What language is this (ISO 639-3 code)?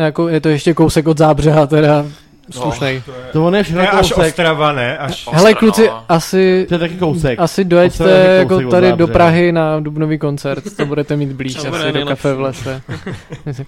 ces